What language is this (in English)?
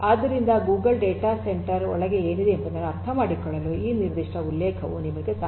Kannada